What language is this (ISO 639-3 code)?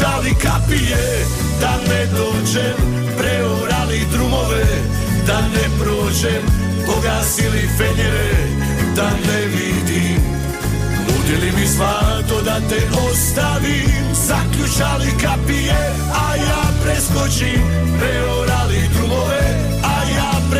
hrv